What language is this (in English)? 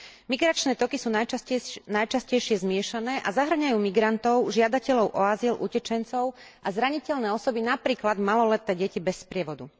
Slovak